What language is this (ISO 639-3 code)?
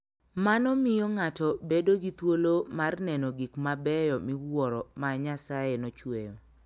luo